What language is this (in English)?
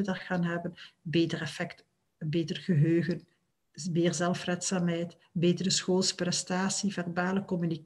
Dutch